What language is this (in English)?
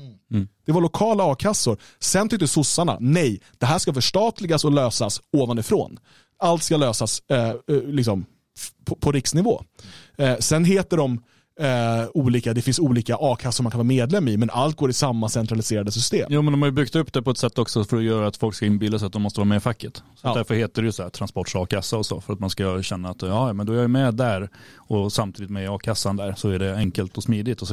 Swedish